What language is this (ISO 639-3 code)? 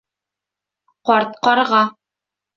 bak